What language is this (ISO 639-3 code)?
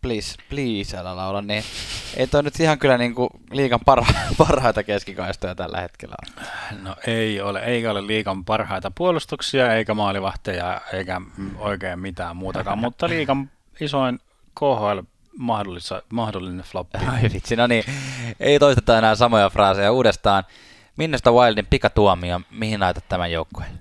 fin